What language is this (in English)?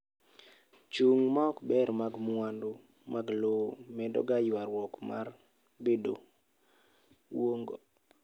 Luo (Kenya and Tanzania)